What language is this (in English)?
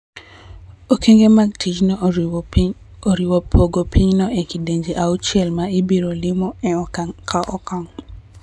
Luo (Kenya and Tanzania)